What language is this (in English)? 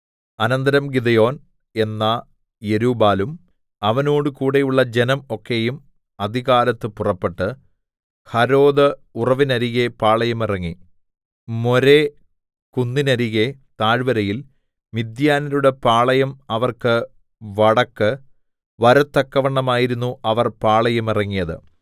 Malayalam